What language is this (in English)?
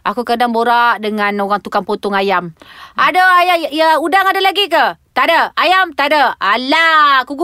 Malay